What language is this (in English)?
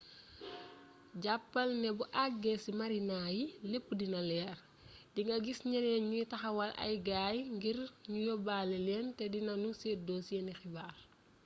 Wolof